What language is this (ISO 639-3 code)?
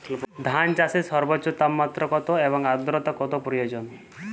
ben